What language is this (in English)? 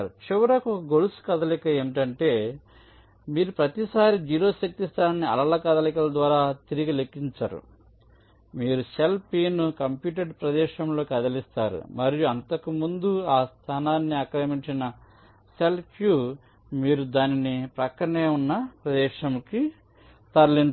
Telugu